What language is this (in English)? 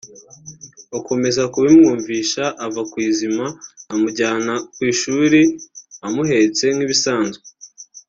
Kinyarwanda